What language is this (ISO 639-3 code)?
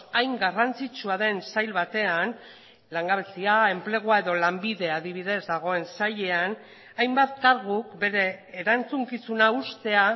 eus